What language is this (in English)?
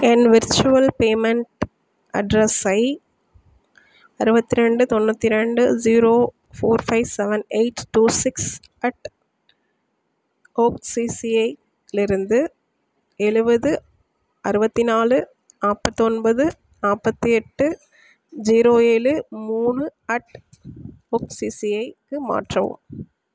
Tamil